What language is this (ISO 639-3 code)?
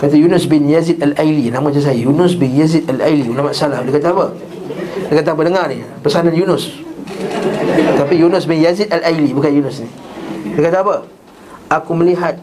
msa